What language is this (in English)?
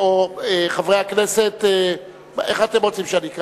Hebrew